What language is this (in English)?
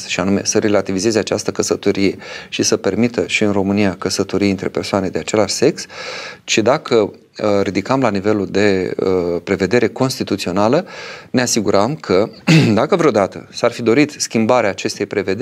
Romanian